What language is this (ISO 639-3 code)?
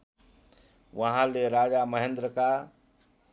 nep